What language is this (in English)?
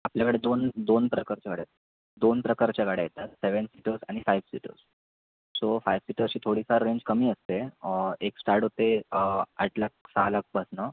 Marathi